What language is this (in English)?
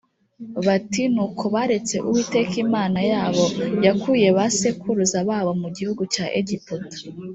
Kinyarwanda